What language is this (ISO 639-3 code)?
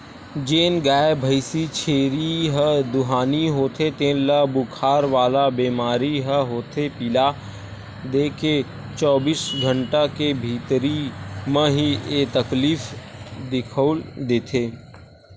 hne